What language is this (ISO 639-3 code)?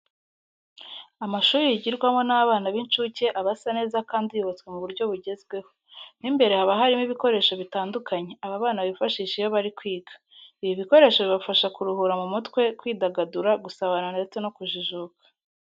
kin